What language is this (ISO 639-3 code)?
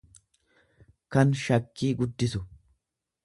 orm